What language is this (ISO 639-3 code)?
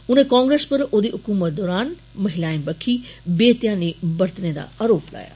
doi